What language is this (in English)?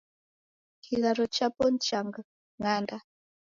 Taita